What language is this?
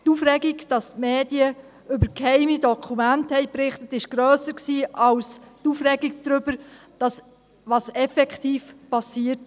Swiss German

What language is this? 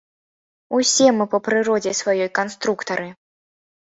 Belarusian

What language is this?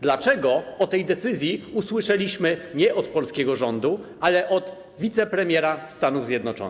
Polish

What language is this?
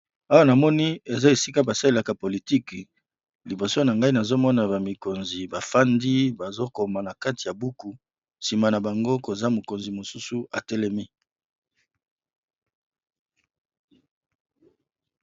Lingala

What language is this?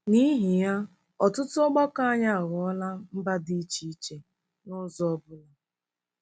Igbo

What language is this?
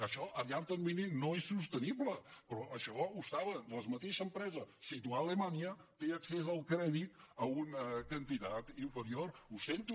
Catalan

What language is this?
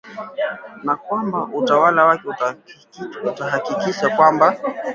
Swahili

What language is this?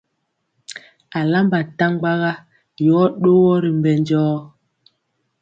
Mpiemo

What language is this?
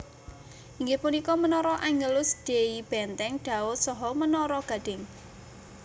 Javanese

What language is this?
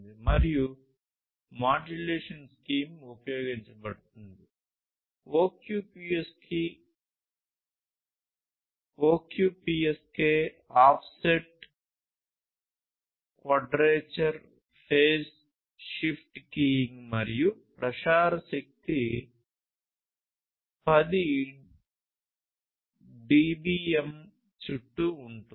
Telugu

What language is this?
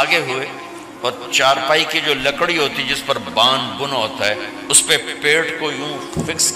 Urdu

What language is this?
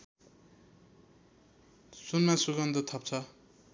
Nepali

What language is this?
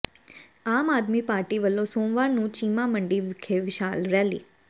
Punjabi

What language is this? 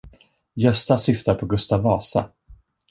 Swedish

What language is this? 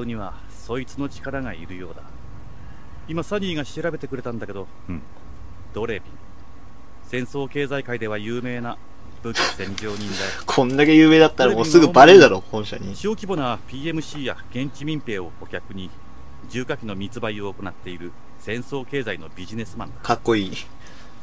Japanese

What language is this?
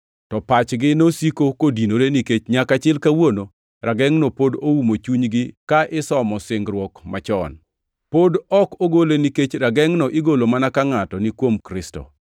Luo (Kenya and Tanzania)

